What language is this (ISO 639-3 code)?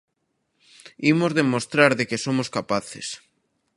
glg